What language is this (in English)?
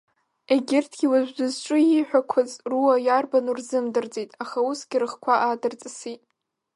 Abkhazian